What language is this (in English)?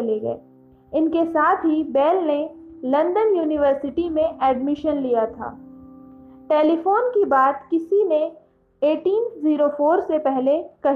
Hindi